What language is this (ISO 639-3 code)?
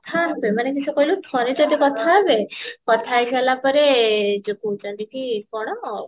ori